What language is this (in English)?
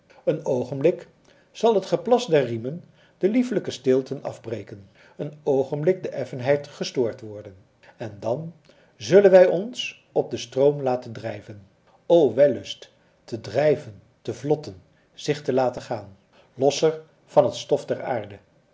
Dutch